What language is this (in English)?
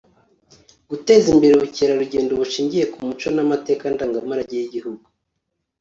Kinyarwanda